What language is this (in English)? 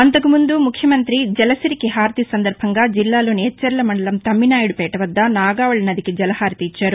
Telugu